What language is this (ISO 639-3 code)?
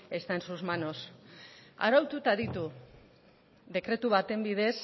eus